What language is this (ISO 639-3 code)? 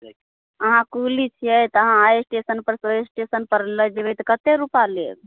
mai